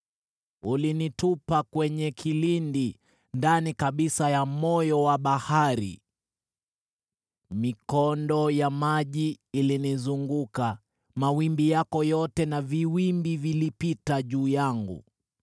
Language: Swahili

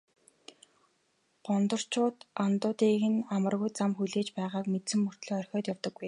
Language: Mongolian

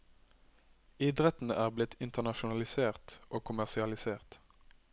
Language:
Norwegian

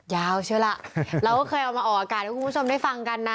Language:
Thai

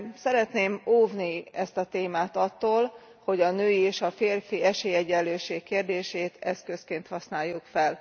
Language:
Hungarian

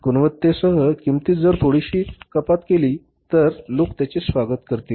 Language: Marathi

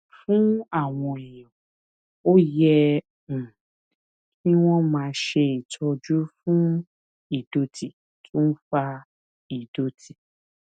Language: Yoruba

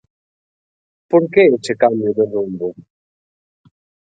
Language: Galician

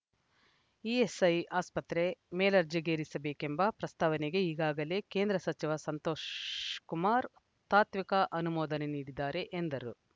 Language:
Kannada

